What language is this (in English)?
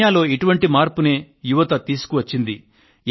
Telugu